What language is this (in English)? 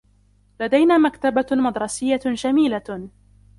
Arabic